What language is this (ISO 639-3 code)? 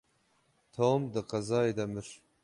kur